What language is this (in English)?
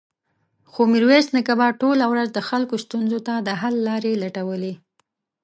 Pashto